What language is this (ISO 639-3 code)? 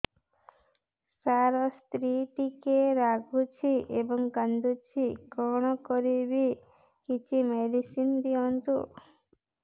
ori